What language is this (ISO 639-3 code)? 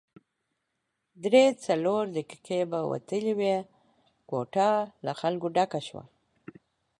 pus